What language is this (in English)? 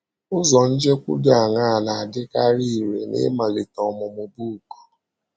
Igbo